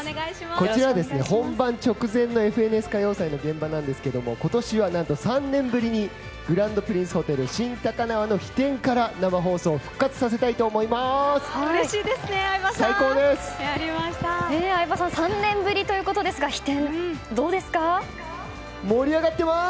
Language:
Japanese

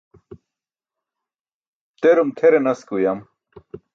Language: Burushaski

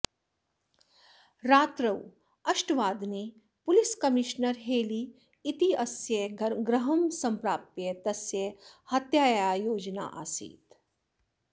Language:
Sanskrit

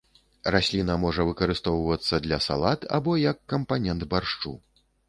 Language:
Belarusian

